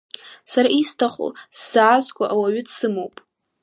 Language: Abkhazian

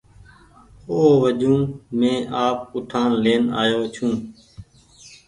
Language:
Goaria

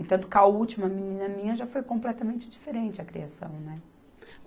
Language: Portuguese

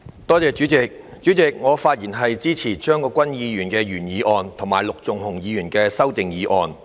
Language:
Cantonese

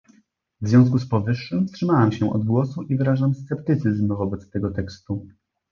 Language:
Polish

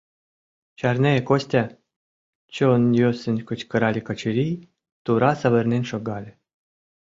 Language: Mari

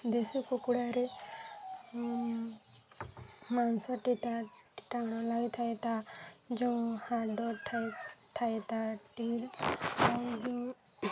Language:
Odia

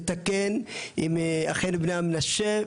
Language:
Hebrew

